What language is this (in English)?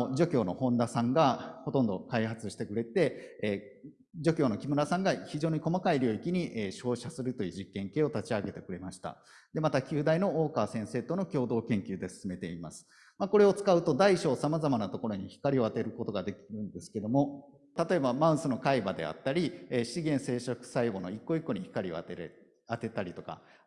Japanese